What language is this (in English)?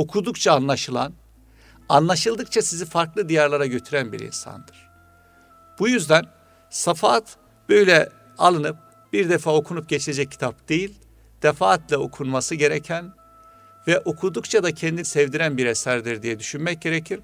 Turkish